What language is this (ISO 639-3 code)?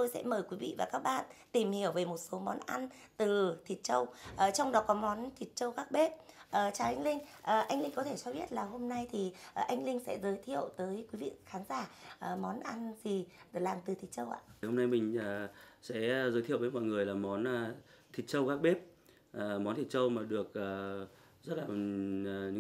vie